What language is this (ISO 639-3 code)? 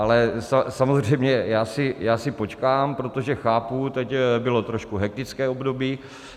ces